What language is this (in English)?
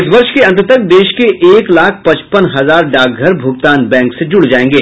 Hindi